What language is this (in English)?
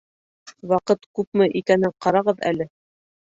Bashkir